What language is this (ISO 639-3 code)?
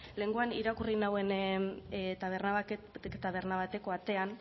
eus